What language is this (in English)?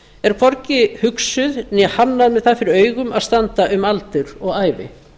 Icelandic